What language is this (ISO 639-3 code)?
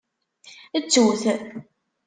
kab